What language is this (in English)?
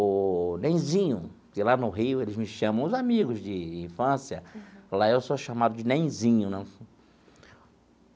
Portuguese